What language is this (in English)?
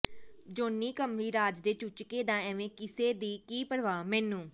Punjabi